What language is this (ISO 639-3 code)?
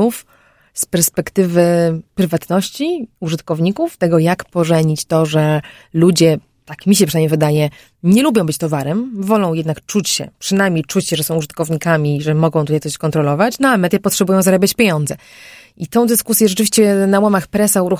pol